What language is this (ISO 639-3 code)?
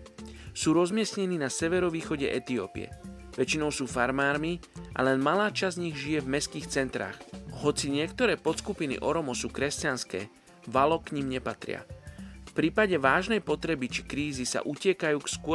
slk